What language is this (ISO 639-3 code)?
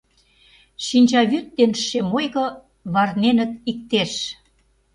chm